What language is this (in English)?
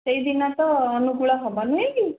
Odia